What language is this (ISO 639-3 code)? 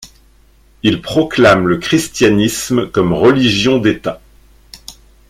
fra